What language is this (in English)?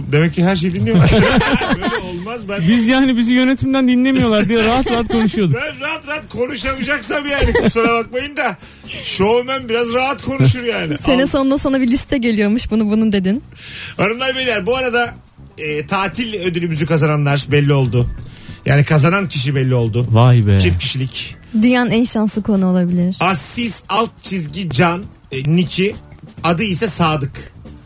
Turkish